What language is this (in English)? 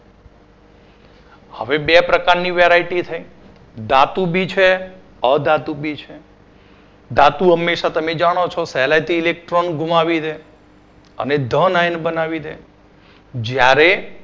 Gujarati